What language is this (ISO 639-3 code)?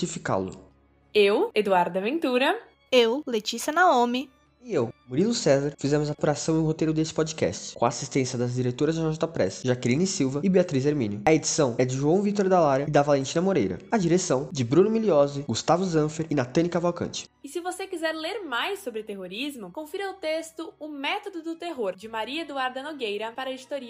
por